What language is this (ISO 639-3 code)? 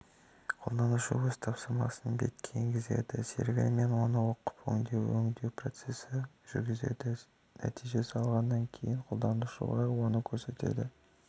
kaz